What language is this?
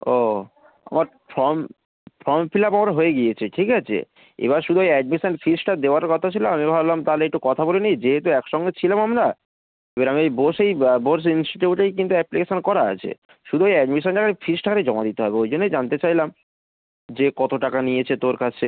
Bangla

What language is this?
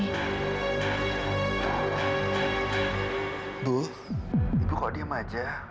Indonesian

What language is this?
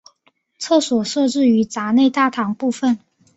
Chinese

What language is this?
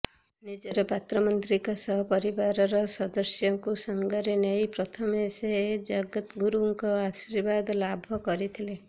Odia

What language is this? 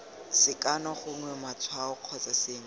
Tswana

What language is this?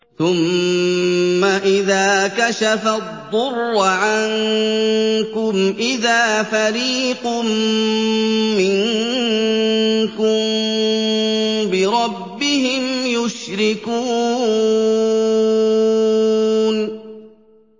Arabic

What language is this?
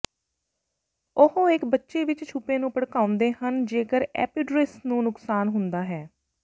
Punjabi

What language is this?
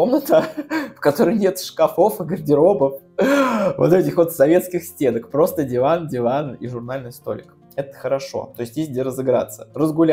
Russian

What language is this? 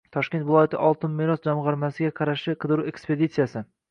Uzbek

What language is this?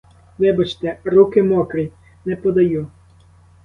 Ukrainian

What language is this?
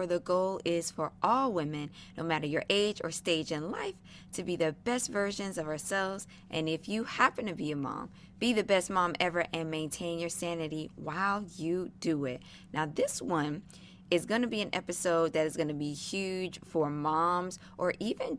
English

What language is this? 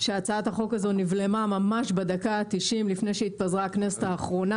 Hebrew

